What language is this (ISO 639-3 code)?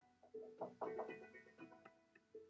cym